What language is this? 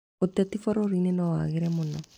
Kikuyu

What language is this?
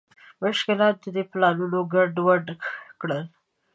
Pashto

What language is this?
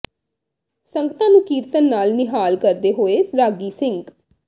Punjabi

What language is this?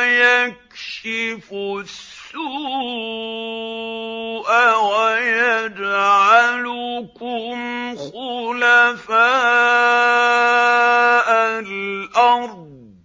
Arabic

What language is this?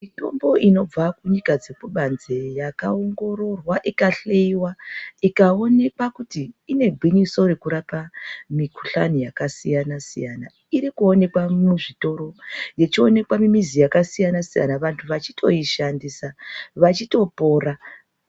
Ndau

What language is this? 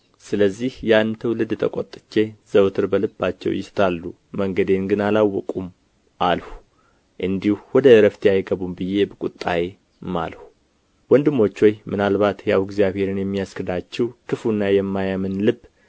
Amharic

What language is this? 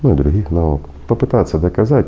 Russian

